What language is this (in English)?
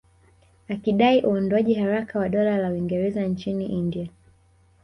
Swahili